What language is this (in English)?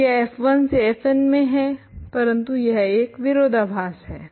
Hindi